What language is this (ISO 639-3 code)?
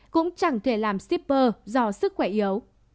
vie